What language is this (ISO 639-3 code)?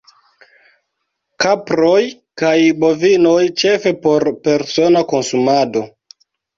epo